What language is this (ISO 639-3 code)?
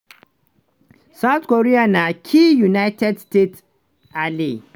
pcm